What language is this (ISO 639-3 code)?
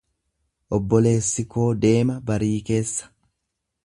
orm